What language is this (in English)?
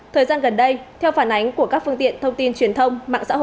Vietnamese